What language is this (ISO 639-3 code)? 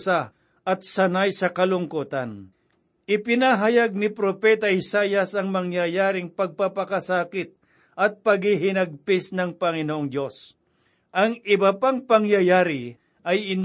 fil